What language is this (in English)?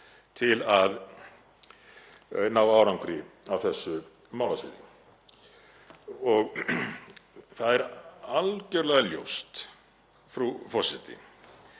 Icelandic